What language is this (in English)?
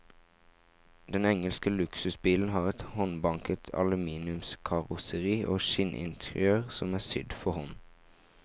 Norwegian